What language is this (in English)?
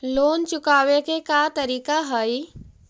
Magahi